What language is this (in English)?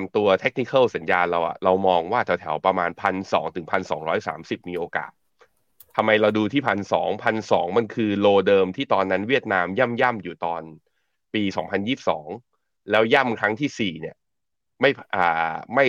Thai